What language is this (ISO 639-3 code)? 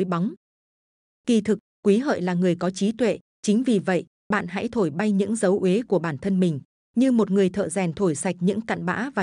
vie